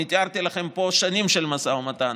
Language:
Hebrew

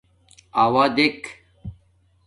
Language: Domaaki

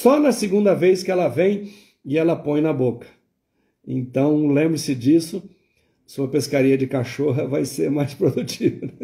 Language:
Portuguese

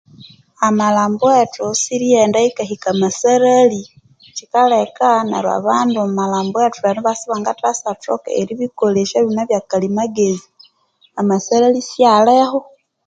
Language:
Konzo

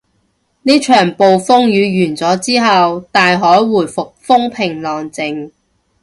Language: Cantonese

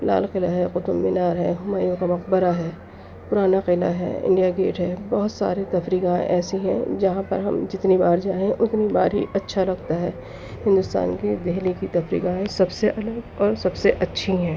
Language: Urdu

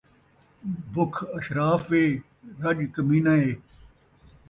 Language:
Saraiki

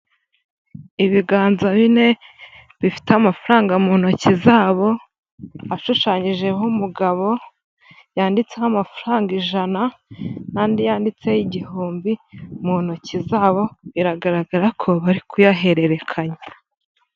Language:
Kinyarwanda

